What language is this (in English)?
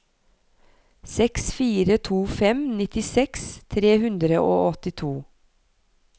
Norwegian